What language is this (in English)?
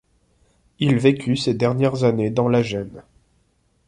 French